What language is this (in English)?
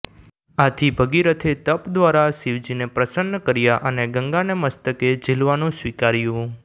Gujarati